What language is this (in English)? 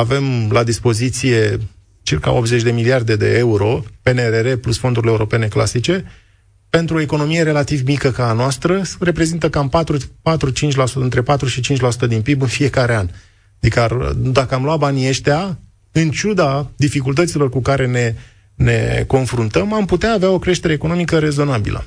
Romanian